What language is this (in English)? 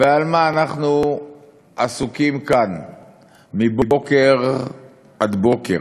Hebrew